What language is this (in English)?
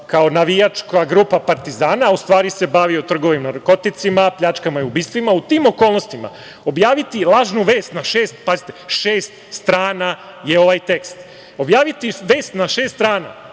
Serbian